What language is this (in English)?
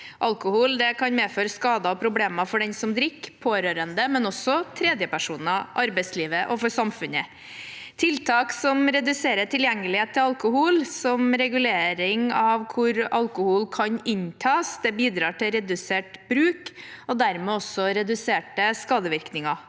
Norwegian